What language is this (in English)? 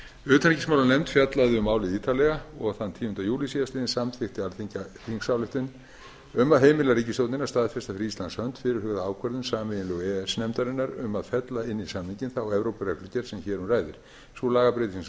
Icelandic